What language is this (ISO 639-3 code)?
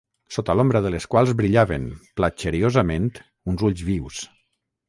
cat